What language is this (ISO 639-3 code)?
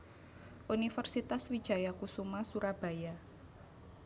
jav